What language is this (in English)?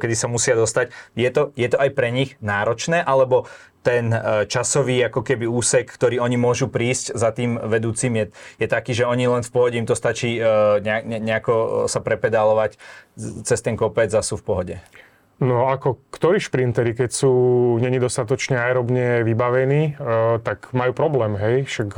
Slovak